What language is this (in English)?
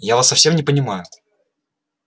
Russian